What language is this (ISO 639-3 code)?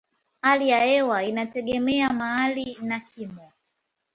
swa